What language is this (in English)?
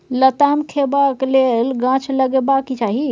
Maithili